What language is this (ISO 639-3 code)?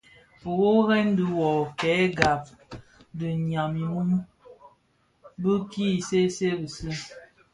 ksf